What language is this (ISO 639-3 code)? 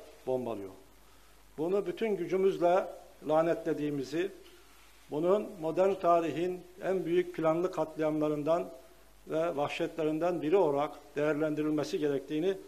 tur